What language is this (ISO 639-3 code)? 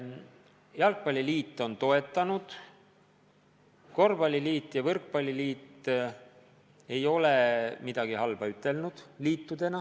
est